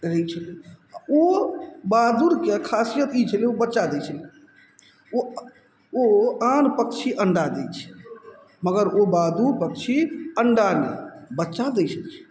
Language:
Maithili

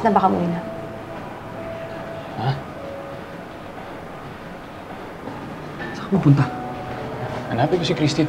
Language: Filipino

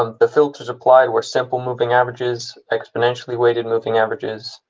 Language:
English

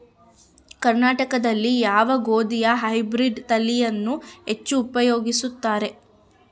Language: Kannada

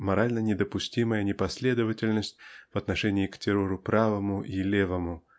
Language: Russian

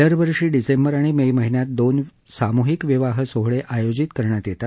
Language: Marathi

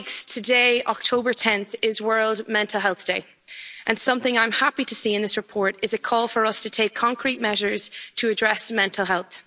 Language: English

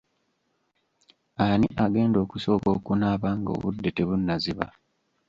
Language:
Ganda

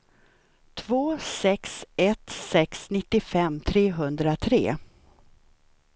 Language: Swedish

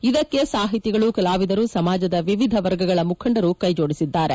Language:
Kannada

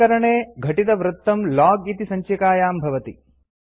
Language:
Sanskrit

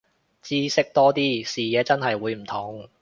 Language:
Cantonese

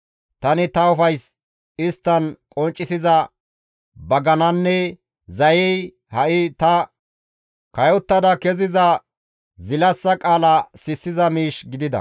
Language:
Gamo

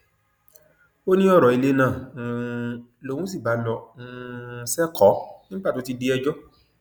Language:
Yoruba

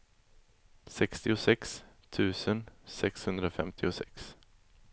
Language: Swedish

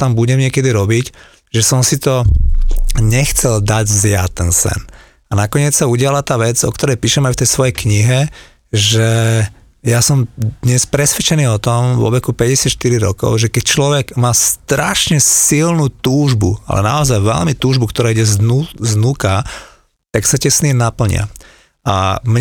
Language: Slovak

